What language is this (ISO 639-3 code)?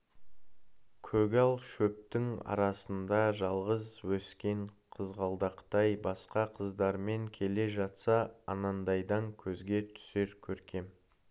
kaz